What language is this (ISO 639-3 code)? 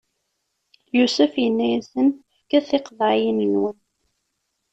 kab